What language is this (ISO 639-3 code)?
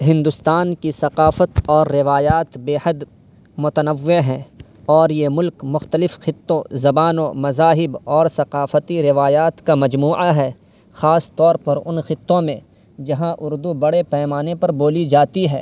urd